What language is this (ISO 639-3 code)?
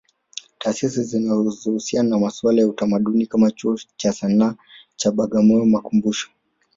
swa